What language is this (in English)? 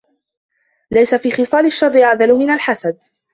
Arabic